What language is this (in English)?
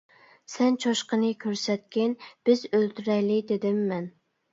Uyghur